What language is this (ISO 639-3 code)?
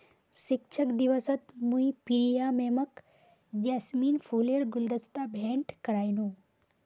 mag